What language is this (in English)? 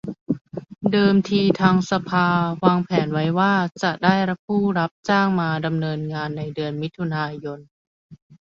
Thai